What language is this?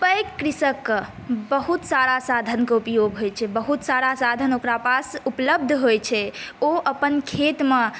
Maithili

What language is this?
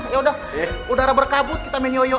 Indonesian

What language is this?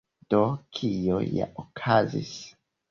Esperanto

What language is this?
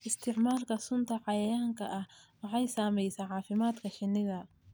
Somali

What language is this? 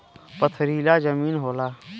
Bhojpuri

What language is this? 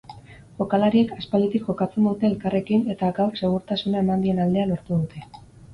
Basque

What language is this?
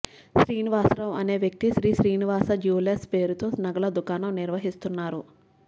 Telugu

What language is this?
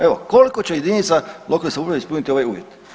Croatian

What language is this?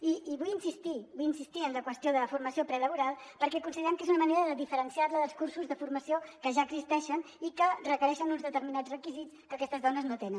Catalan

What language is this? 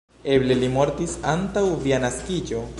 Esperanto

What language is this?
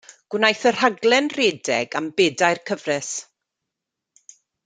Welsh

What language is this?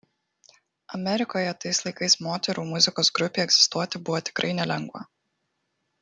Lithuanian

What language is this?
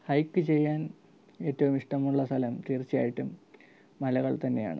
Malayalam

